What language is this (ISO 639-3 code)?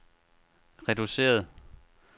dan